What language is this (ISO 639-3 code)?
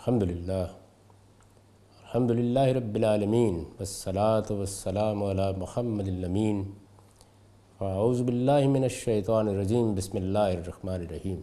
urd